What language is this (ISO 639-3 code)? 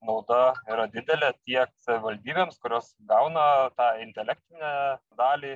lit